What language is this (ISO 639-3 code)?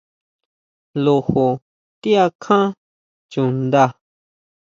mau